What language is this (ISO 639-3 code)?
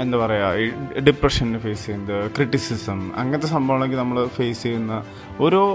mal